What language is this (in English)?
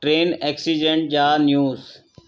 Sindhi